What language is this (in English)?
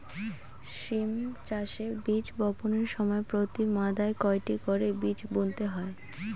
Bangla